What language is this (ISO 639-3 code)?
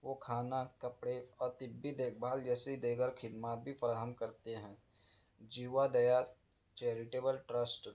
urd